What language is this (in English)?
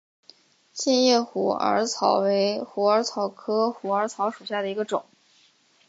Chinese